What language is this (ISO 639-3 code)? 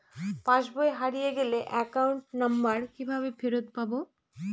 ben